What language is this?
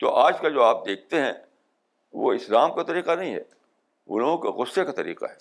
Urdu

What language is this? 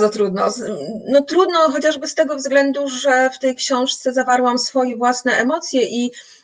Polish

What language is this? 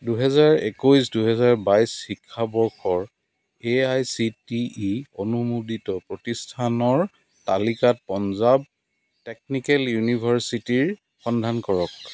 Assamese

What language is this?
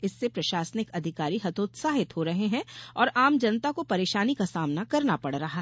Hindi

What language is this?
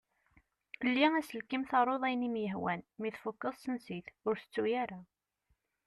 Kabyle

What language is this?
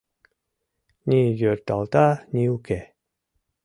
Mari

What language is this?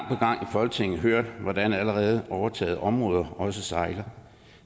Danish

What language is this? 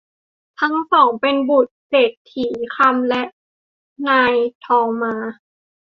Thai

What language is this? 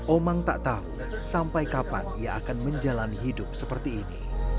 Indonesian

